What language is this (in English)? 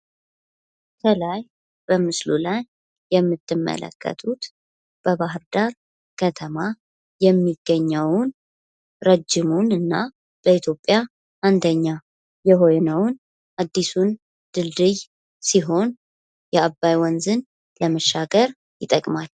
Amharic